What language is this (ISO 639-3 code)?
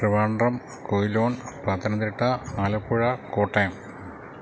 mal